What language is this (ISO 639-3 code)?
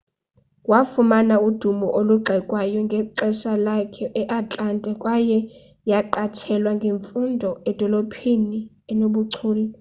xho